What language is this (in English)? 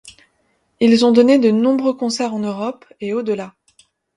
French